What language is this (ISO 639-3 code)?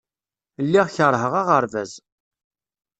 kab